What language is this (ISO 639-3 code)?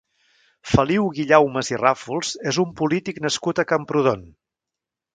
cat